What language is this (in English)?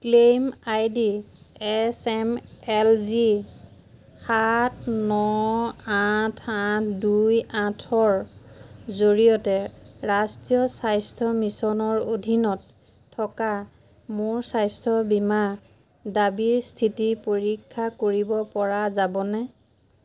Assamese